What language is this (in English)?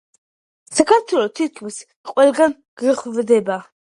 Georgian